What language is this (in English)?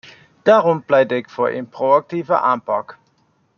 Dutch